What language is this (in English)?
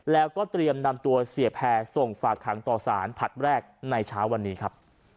Thai